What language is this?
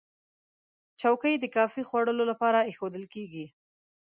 Pashto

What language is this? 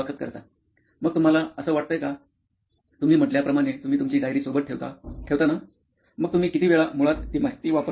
Marathi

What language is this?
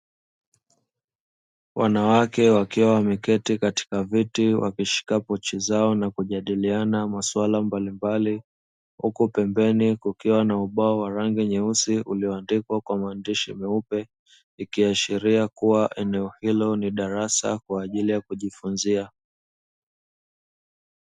Swahili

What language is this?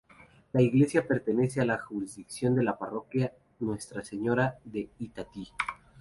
Spanish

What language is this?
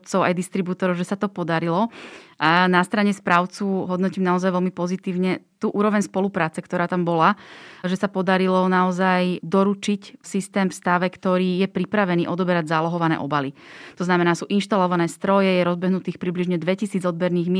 Slovak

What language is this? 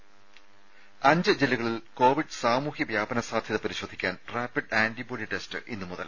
Malayalam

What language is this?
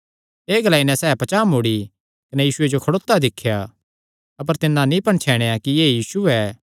Kangri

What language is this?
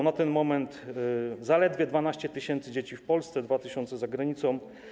Polish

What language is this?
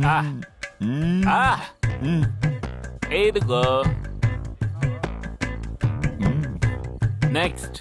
Telugu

